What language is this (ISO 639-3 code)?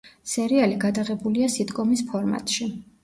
kat